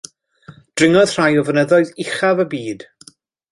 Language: Welsh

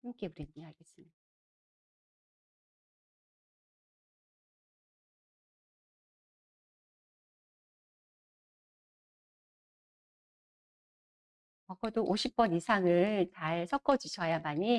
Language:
Korean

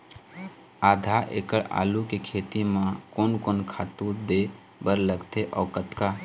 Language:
Chhattisgarhi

